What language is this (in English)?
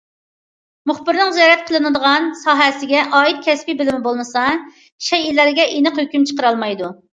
Uyghur